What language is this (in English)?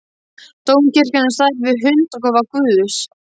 Icelandic